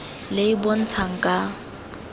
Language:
Tswana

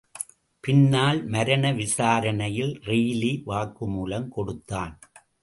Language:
Tamil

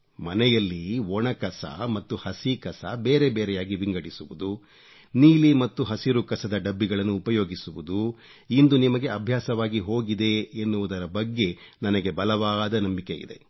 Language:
Kannada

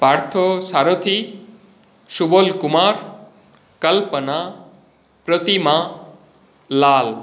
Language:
Sanskrit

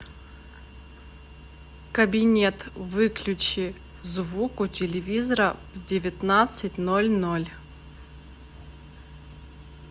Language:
Russian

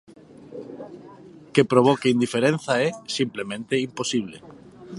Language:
Galician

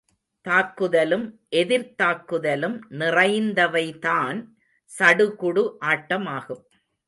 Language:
Tamil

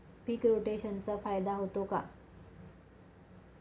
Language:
Marathi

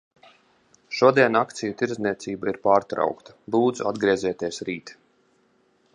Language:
Latvian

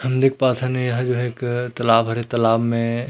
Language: Chhattisgarhi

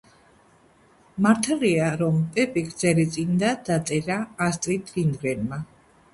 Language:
Georgian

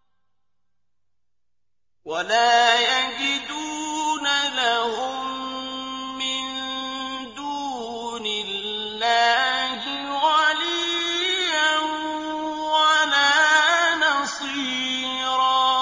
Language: Arabic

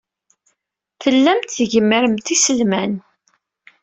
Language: Kabyle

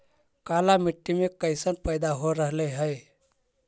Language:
Magahi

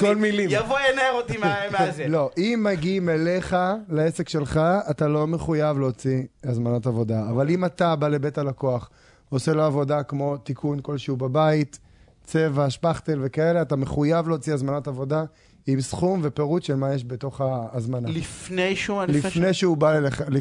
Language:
Hebrew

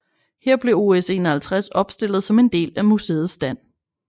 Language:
Danish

